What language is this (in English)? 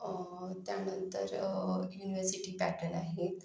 Marathi